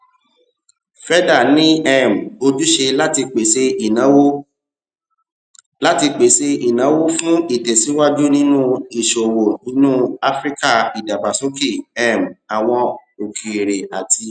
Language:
Yoruba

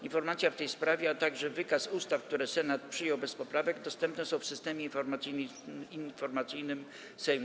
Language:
Polish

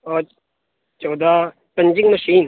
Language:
Urdu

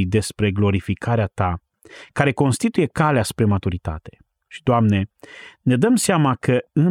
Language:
Romanian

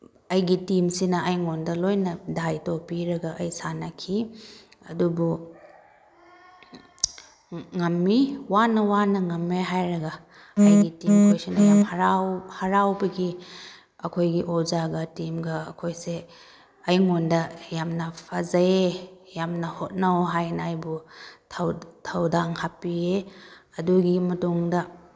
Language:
Manipuri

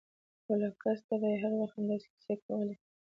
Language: Pashto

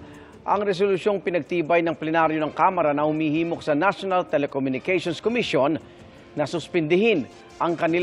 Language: Filipino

